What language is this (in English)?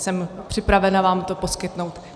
Czech